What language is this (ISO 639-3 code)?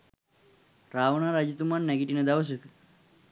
sin